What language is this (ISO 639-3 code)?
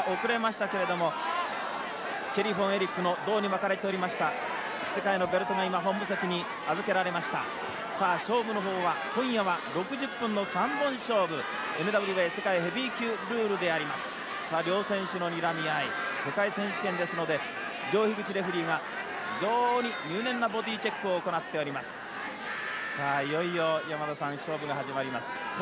jpn